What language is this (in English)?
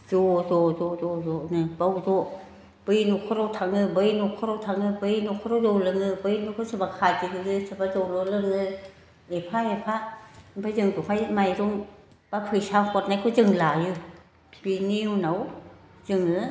Bodo